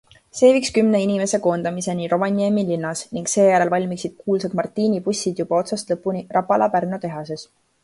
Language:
Estonian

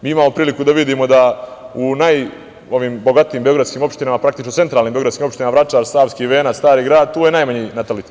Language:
Serbian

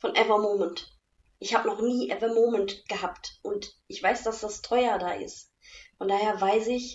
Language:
German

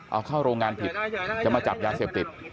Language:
Thai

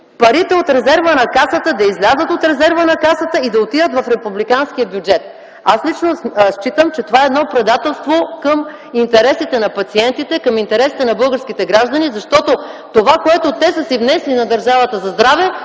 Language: Bulgarian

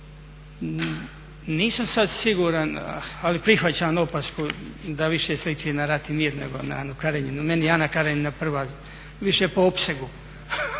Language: Croatian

